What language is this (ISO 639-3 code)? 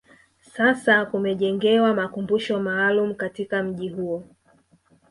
swa